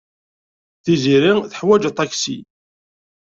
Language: Kabyle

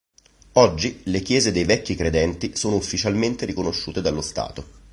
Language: Italian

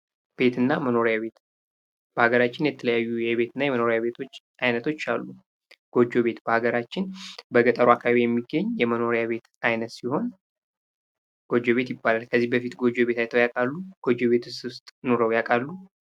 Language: Amharic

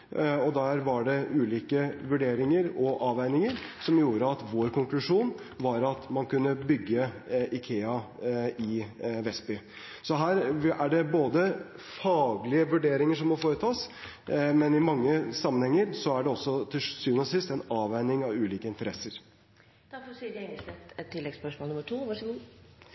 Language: Norwegian Bokmål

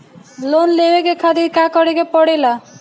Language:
Bhojpuri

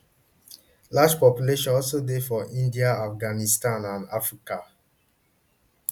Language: Nigerian Pidgin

